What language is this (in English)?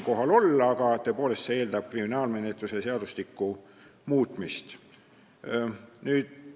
Estonian